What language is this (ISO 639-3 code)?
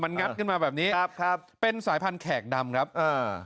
tha